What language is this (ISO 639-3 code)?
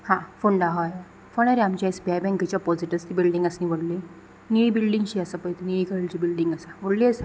kok